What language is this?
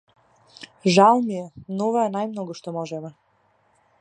Macedonian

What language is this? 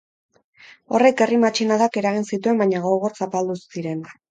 Basque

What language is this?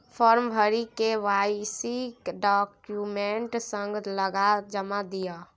Maithili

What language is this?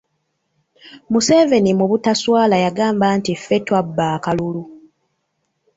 Ganda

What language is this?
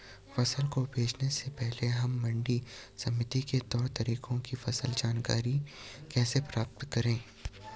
Hindi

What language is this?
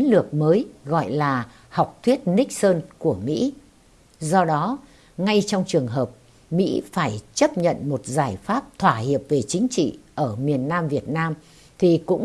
Vietnamese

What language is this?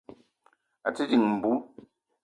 Eton (Cameroon)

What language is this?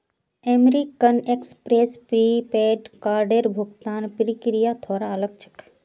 Magahi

